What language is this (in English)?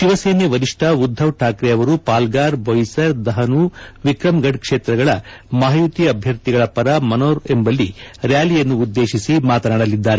Kannada